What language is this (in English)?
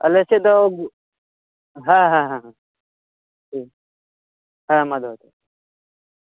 Santali